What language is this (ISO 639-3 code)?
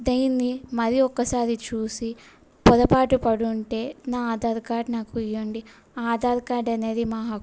tel